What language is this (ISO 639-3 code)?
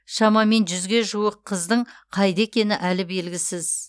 kaz